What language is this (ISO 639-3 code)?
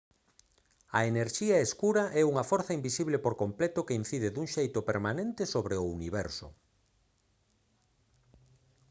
glg